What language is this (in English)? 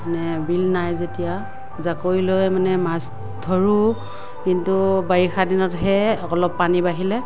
Assamese